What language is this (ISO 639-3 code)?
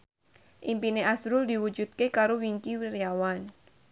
jav